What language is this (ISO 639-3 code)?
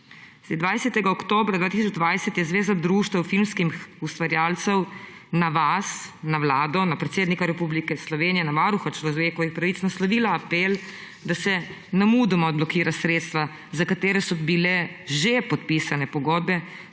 slv